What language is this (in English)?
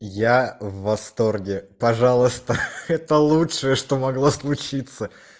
Russian